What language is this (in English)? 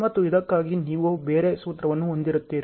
Kannada